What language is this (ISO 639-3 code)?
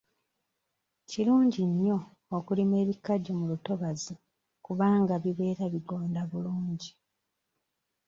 lug